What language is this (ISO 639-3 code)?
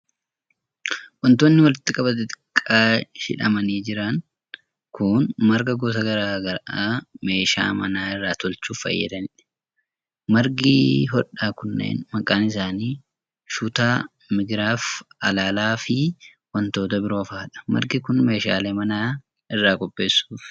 orm